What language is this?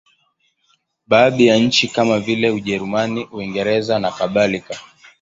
Swahili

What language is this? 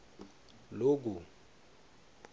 Swati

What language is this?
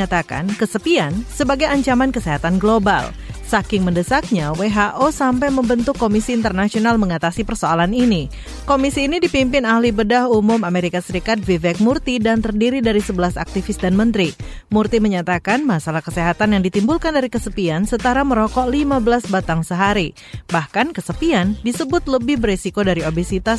Indonesian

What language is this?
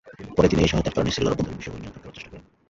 Bangla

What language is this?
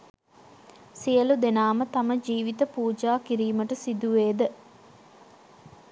Sinhala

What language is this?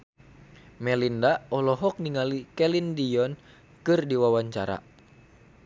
Sundanese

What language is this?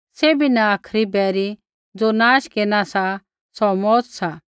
Kullu Pahari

